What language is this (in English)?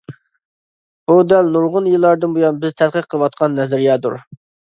Uyghur